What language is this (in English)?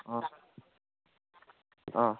Manipuri